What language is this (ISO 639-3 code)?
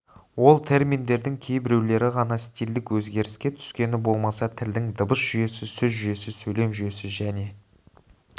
kaz